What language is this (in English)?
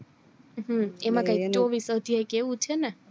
Gujarati